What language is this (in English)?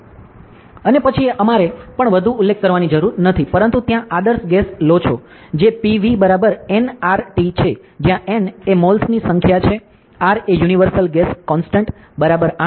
Gujarati